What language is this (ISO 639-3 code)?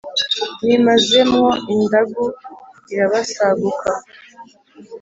kin